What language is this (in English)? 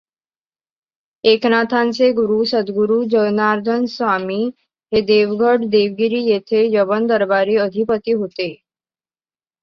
Marathi